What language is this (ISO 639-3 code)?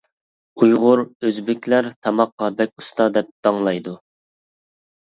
uig